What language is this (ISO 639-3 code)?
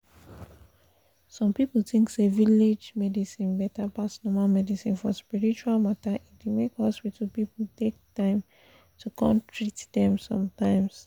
pcm